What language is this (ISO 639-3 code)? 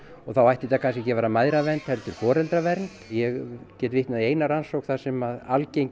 isl